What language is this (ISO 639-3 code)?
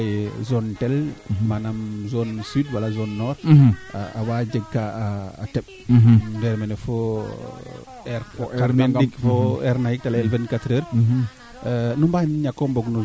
srr